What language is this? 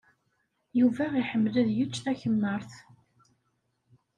Kabyle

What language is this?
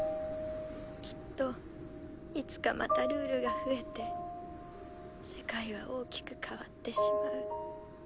Japanese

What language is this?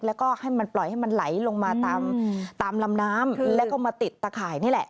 Thai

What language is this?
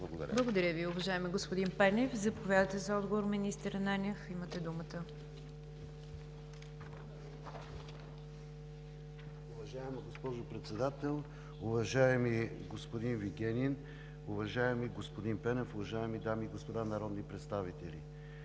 Bulgarian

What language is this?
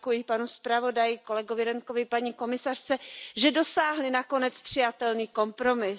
Czech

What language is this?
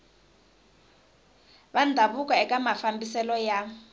Tsonga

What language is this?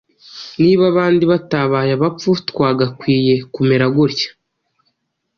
Kinyarwanda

